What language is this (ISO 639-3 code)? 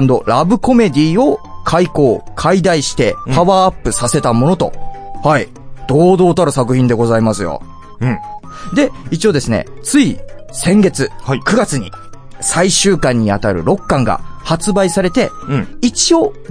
jpn